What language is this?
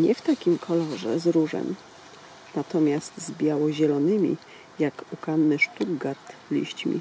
Polish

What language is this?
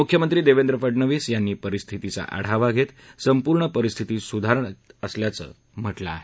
Marathi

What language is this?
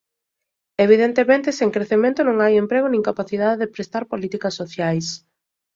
Galician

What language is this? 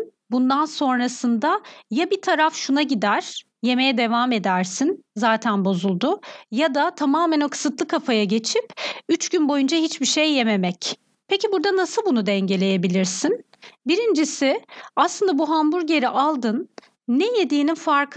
Turkish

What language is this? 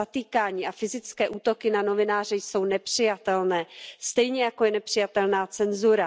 Czech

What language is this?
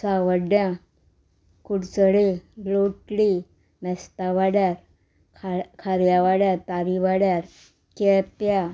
Konkani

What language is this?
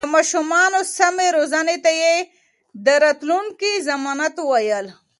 Pashto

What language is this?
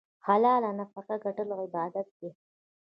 Pashto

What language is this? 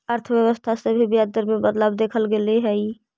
Magahi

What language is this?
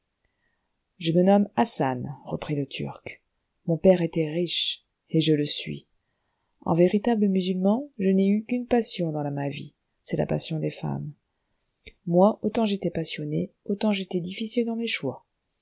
French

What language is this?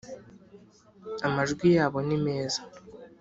Kinyarwanda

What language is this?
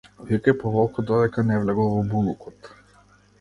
Macedonian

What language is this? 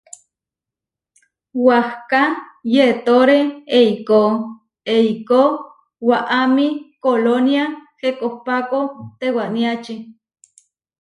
Huarijio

